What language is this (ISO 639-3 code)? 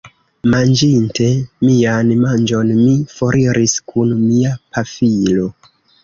epo